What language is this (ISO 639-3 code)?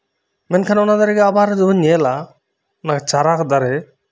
sat